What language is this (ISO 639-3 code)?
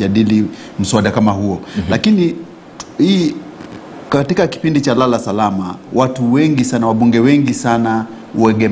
swa